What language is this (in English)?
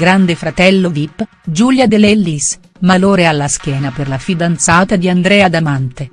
Italian